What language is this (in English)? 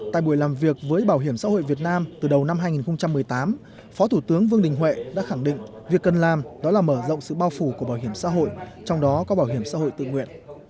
Vietnamese